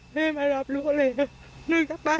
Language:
Thai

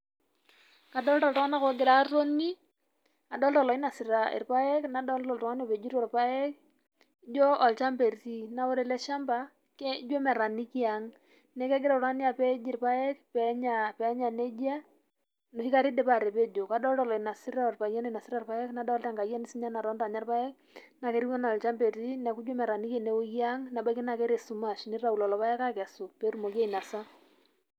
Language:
Masai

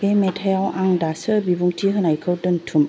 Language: Bodo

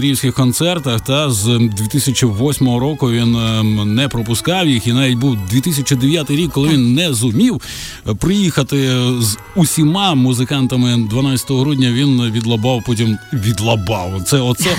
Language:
Ukrainian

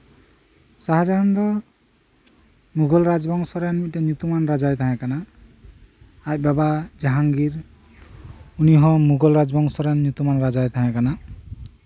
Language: Santali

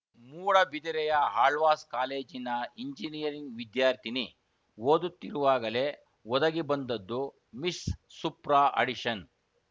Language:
Kannada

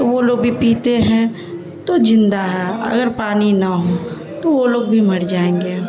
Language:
Urdu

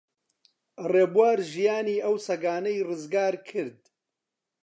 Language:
Central Kurdish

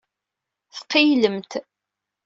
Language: Kabyle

